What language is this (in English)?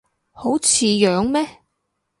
Cantonese